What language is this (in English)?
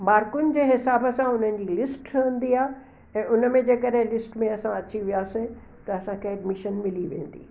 Sindhi